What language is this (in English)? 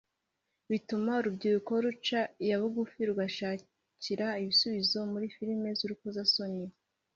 Kinyarwanda